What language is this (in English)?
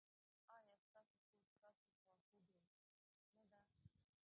Pashto